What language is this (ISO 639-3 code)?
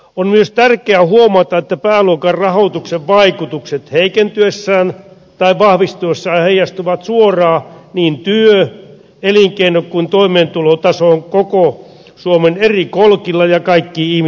fin